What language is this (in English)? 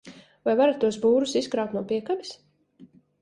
Latvian